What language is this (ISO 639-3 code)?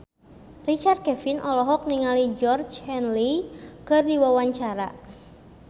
sun